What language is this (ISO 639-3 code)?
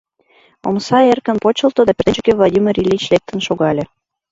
chm